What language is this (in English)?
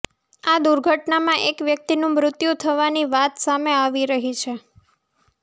Gujarati